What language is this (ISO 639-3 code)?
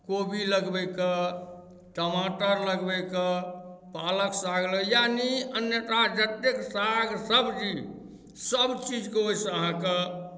mai